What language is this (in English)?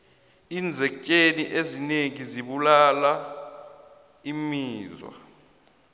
South Ndebele